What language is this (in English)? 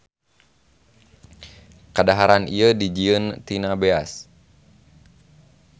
Sundanese